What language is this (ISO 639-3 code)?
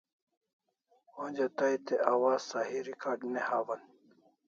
kls